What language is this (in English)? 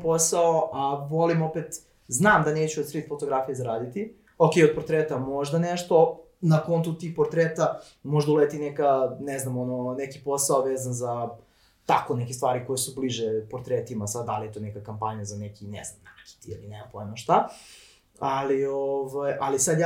Croatian